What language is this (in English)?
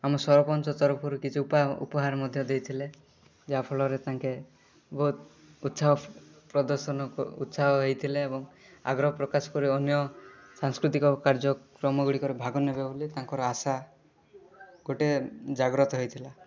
Odia